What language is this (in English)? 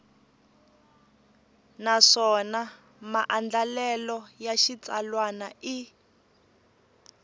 Tsonga